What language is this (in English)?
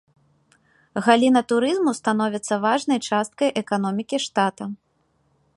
Belarusian